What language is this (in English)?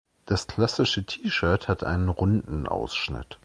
German